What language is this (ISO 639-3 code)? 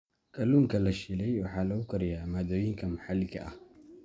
som